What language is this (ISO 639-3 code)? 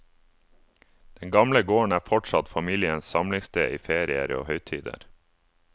nor